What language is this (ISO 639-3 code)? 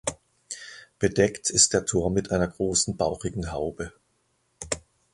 deu